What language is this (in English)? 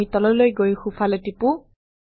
Assamese